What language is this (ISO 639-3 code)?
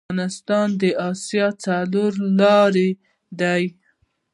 pus